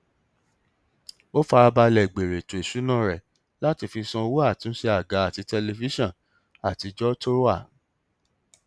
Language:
Yoruba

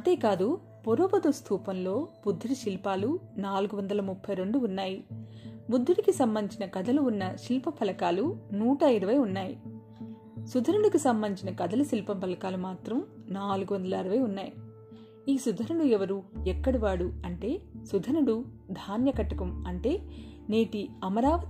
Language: Telugu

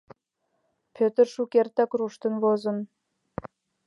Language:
Mari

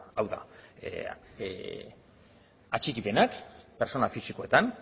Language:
Basque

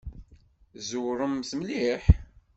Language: Kabyle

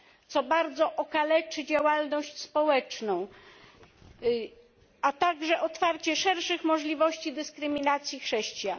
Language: Polish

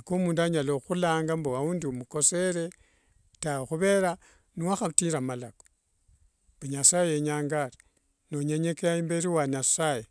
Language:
Wanga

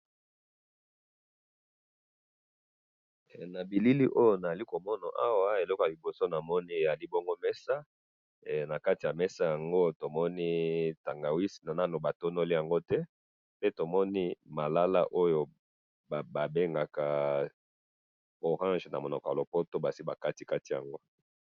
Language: Lingala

